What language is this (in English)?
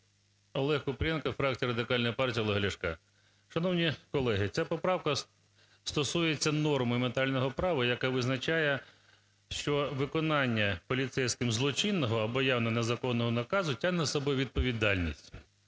Ukrainian